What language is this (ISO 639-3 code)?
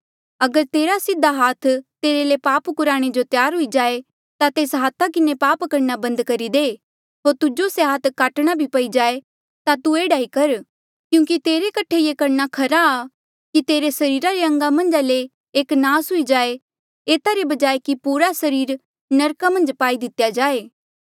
mjl